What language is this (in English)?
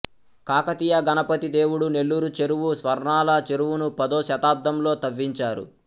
Telugu